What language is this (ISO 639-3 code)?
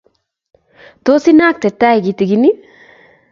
kln